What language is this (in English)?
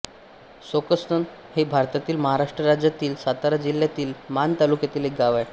Marathi